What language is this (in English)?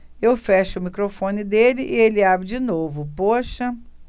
Portuguese